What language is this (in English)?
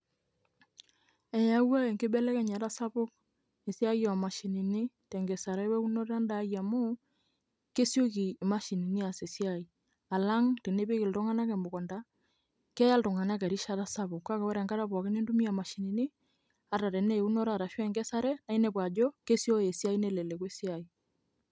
Masai